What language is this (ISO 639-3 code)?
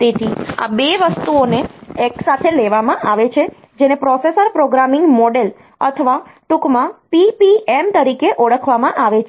guj